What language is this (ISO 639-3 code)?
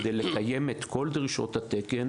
heb